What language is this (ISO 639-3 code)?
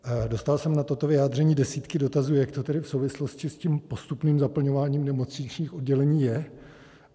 ces